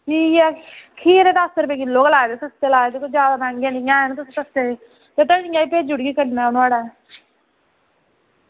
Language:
Dogri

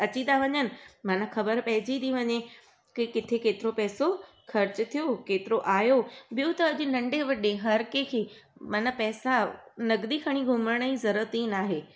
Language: Sindhi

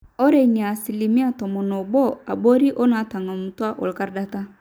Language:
Masai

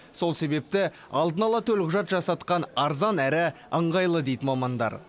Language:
Kazakh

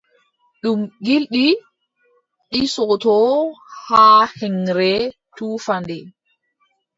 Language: Adamawa Fulfulde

